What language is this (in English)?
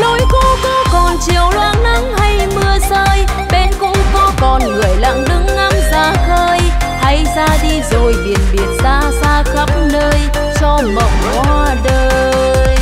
Vietnamese